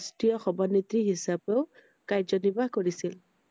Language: Assamese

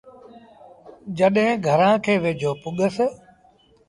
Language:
Sindhi Bhil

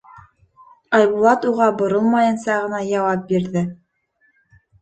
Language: Bashkir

